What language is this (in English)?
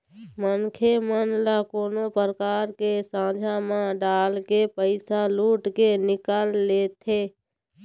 Chhattisgarhi